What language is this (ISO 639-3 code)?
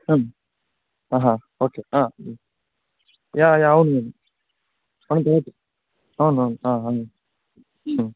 tel